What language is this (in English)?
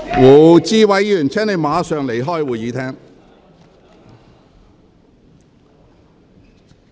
Cantonese